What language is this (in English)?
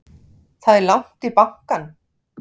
Icelandic